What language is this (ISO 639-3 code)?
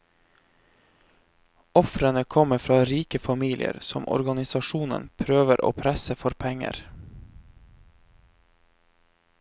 nor